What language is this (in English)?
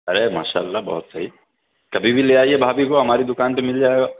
Urdu